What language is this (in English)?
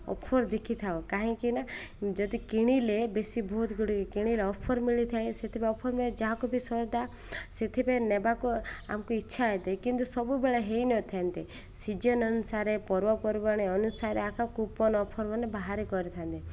Odia